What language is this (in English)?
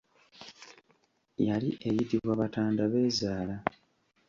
Ganda